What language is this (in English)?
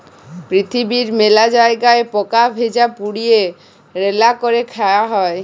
Bangla